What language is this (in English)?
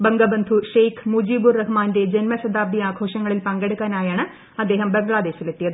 Malayalam